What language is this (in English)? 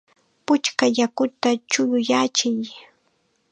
Chiquián Ancash Quechua